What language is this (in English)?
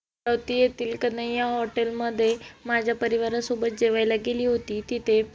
Marathi